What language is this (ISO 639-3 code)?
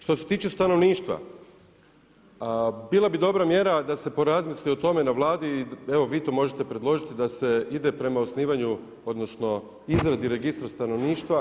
hrv